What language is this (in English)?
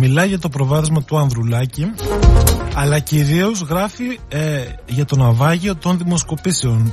Greek